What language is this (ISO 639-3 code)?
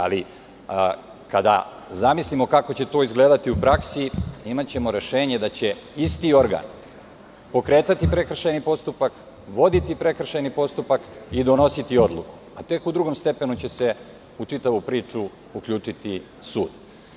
srp